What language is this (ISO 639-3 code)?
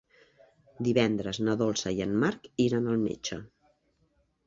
cat